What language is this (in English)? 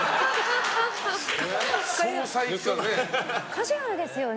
Japanese